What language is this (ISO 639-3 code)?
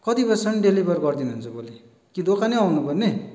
nep